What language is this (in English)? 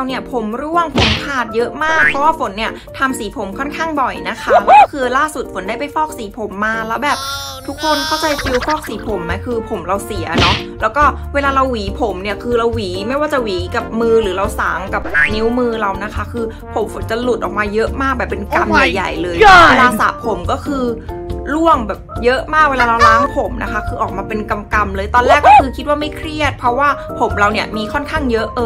Thai